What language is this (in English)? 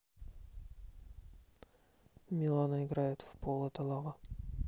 Russian